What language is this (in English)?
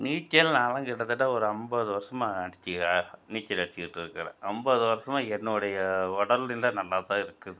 Tamil